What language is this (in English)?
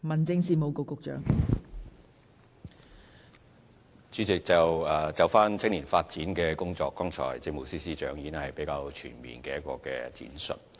Cantonese